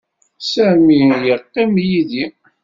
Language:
Kabyle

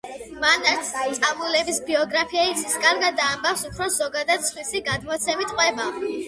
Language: Georgian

